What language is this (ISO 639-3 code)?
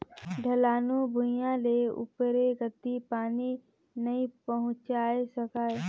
hne